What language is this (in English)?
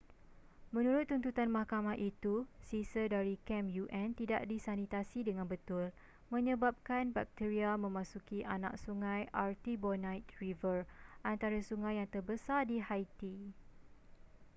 Malay